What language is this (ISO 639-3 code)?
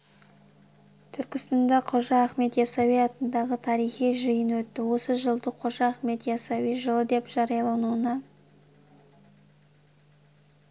kaz